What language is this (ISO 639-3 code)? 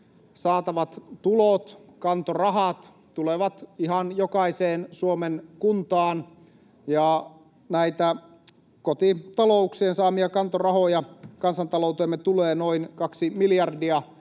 fin